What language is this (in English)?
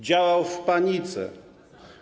Polish